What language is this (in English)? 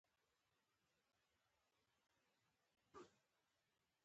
Pashto